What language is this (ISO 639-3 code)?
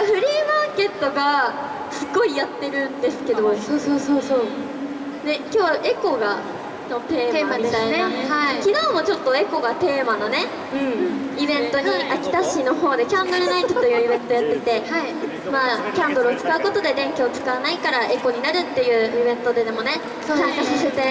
jpn